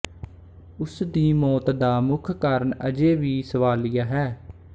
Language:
Punjabi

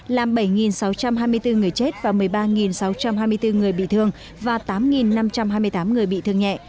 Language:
Vietnamese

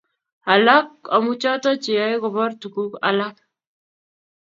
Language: Kalenjin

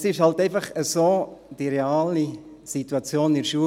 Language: Swiss German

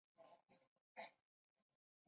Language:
Chinese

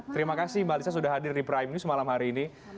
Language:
Indonesian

